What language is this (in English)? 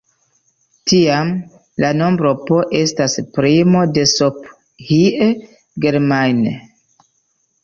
Esperanto